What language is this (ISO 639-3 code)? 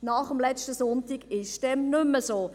gsw